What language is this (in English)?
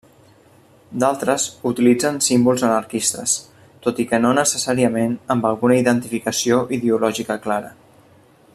Catalan